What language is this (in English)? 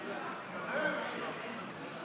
Hebrew